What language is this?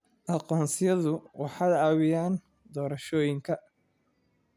Somali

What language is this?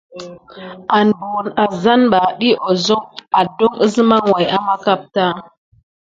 Gidar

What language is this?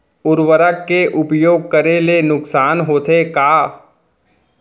Chhattisgarhi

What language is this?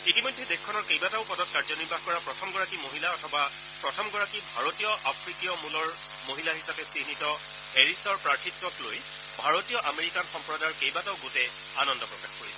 Assamese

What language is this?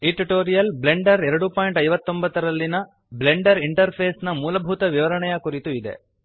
Kannada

